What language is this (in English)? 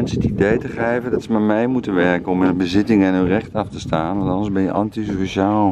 Dutch